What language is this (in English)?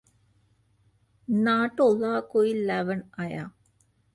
Punjabi